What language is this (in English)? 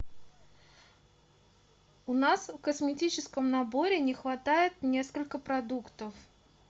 Russian